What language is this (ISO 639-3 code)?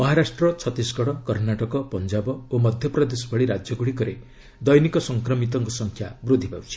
ori